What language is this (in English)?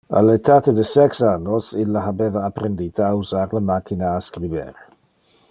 Interlingua